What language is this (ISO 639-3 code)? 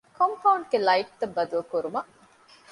div